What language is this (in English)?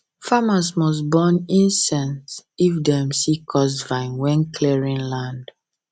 Nigerian Pidgin